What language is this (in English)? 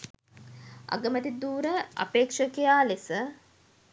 Sinhala